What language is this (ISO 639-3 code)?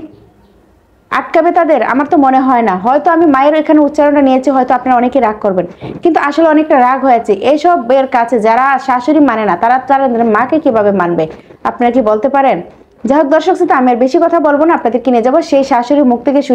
ben